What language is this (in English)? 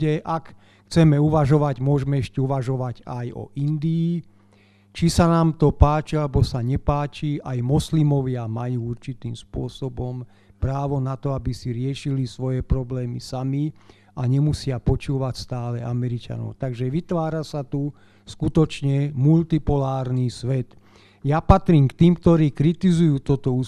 Slovak